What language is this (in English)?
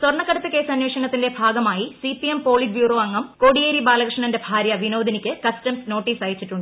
Malayalam